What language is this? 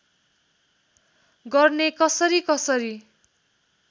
Nepali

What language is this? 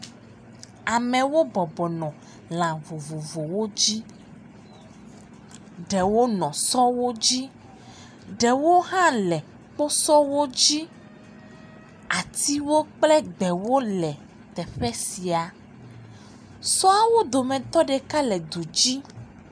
Ewe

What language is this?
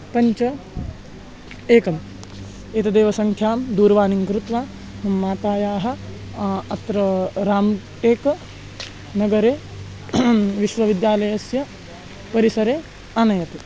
Sanskrit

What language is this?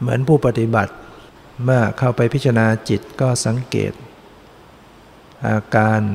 Thai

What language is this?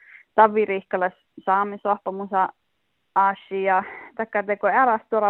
Finnish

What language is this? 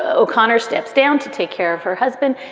English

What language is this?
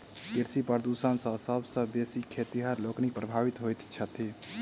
Maithili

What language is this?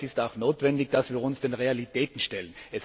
German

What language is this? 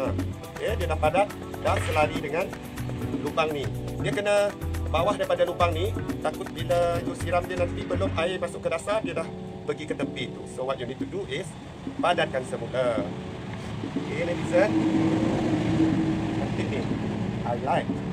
Malay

